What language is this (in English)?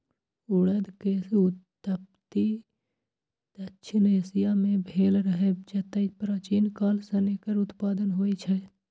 Maithili